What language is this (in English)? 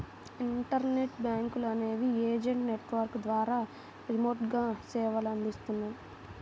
Telugu